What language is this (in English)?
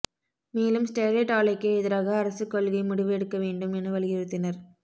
Tamil